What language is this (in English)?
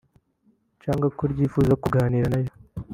Kinyarwanda